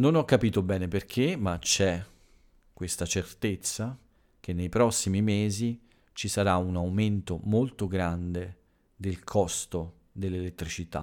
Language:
Italian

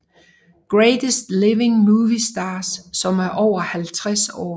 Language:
Danish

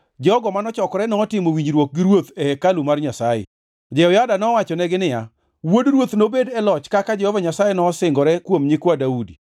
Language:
Luo (Kenya and Tanzania)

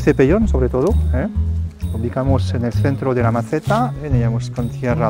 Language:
Spanish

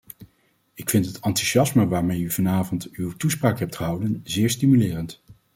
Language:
Dutch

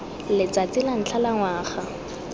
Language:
Tswana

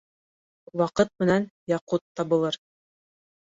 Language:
Bashkir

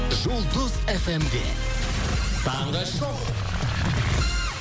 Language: Kazakh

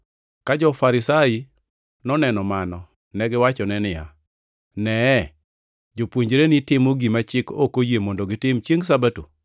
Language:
Luo (Kenya and Tanzania)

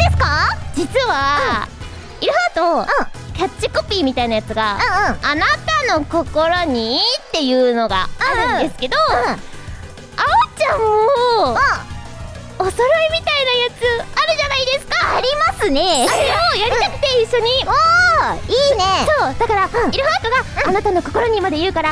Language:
Japanese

